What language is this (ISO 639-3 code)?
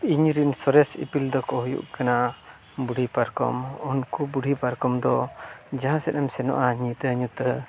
sat